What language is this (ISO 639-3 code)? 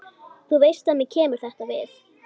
isl